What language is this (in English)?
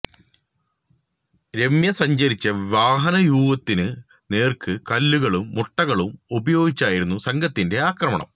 Malayalam